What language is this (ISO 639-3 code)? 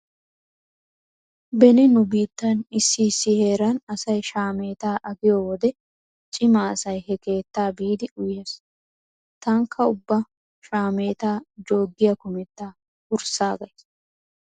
wal